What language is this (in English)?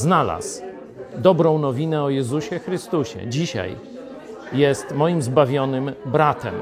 Polish